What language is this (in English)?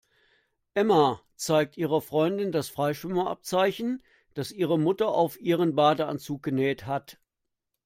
German